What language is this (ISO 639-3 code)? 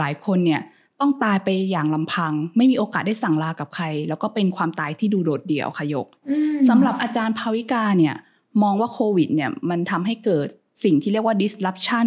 tha